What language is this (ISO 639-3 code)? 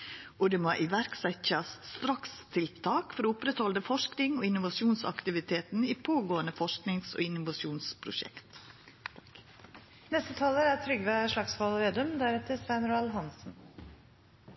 nno